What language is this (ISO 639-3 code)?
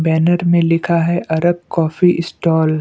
hin